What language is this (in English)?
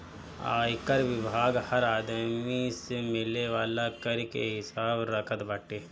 Bhojpuri